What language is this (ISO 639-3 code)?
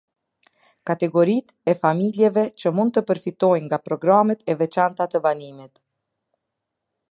sqi